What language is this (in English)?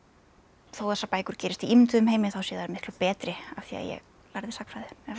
Icelandic